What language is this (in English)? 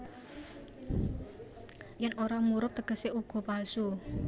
Javanese